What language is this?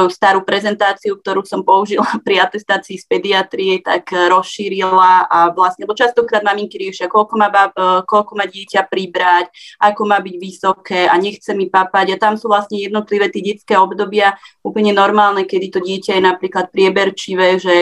Slovak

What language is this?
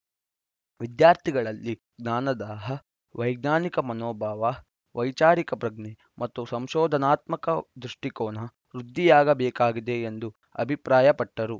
Kannada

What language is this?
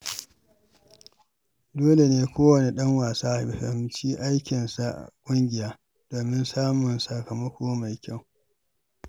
Hausa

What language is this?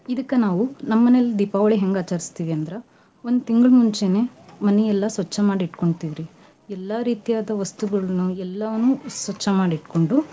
Kannada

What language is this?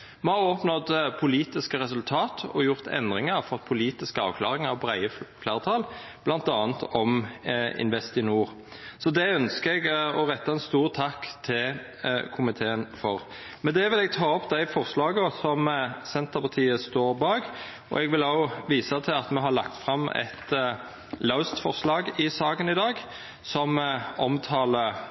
Norwegian Nynorsk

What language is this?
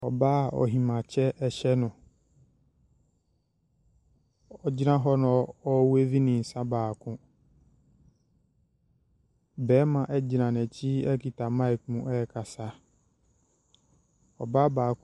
Akan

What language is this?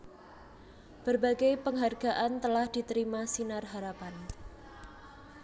Javanese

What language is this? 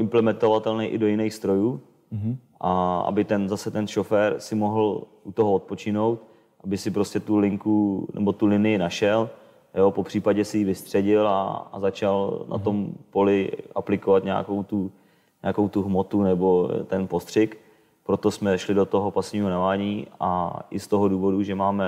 Czech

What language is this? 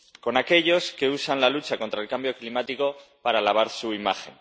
Spanish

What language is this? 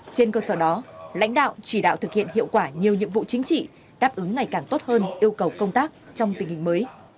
Vietnamese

